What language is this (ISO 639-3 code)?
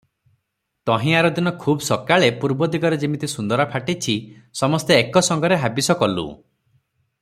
ori